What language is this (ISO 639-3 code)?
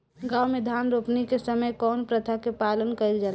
bho